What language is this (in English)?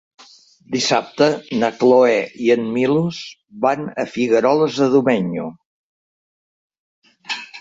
Catalan